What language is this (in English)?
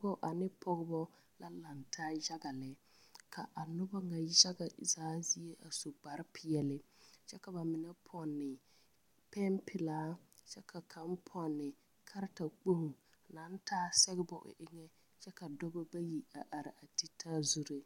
Southern Dagaare